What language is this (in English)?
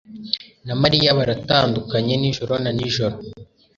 Kinyarwanda